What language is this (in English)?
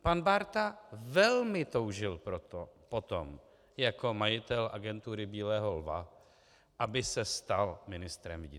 Czech